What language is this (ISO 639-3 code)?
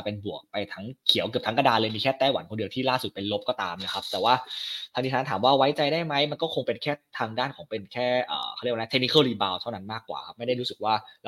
tha